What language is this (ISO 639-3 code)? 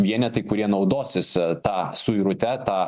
lit